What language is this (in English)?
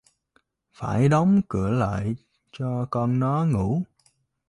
Vietnamese